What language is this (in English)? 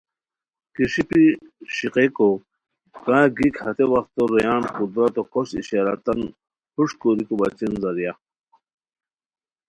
Khowar